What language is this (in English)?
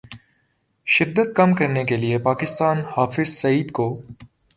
Urdu